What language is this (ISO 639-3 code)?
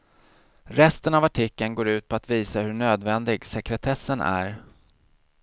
swe